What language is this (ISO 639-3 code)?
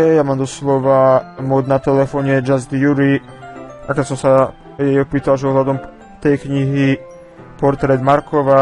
pol